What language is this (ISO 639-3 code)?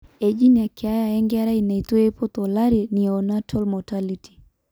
mas